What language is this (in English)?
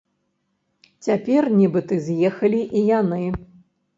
Belarusian